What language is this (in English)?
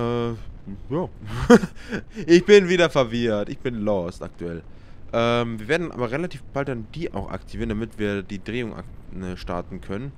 German